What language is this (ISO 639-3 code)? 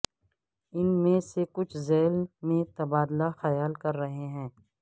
urd